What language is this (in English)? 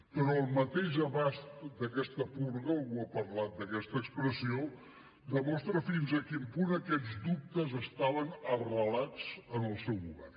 Catalan